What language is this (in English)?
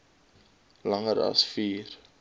Afrikaans